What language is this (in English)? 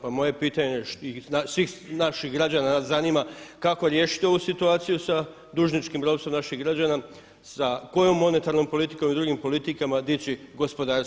Croatian